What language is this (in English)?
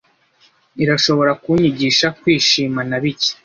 Kinyarwanda